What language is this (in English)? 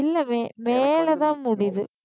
Tamil